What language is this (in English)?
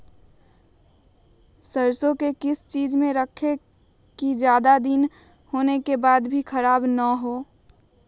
Magahi